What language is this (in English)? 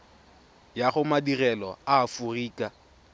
Tswana